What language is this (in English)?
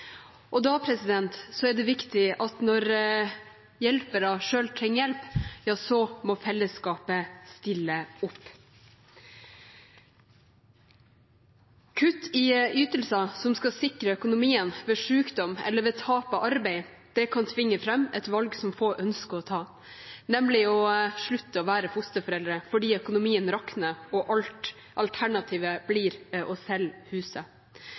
Norwegian Bokmål